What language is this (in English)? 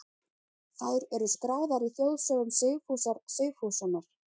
Icelandic